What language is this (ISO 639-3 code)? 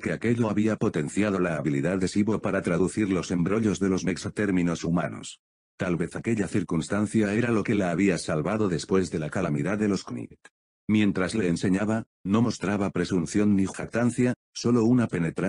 spa